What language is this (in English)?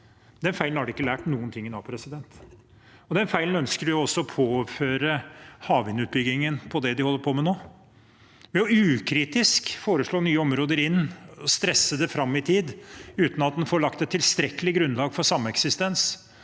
Norwegian